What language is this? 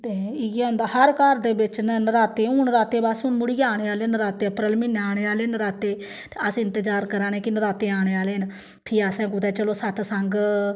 Dogri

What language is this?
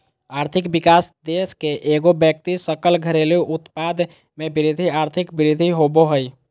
Magahi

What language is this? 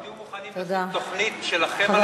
Hebrew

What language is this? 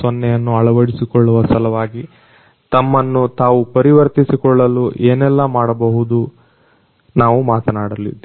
Kannada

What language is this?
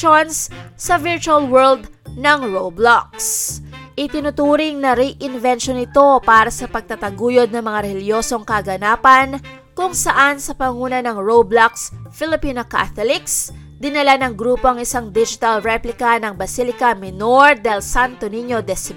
Filipino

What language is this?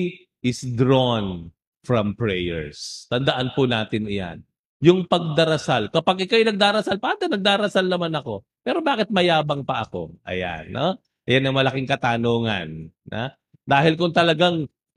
Filipino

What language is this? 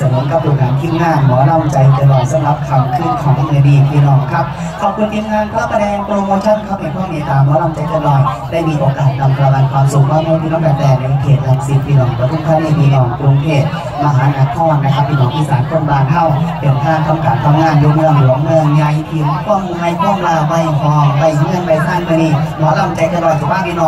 Thai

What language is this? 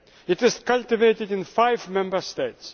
English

